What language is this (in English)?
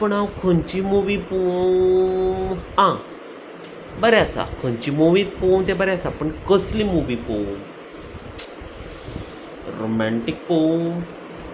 Konkani